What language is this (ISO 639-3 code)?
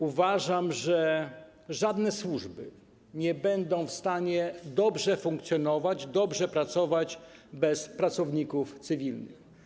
pol